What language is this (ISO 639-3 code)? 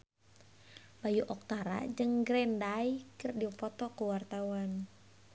sun